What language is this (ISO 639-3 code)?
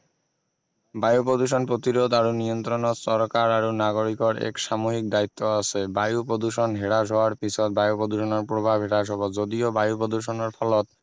asm